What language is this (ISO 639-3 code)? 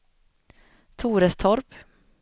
swe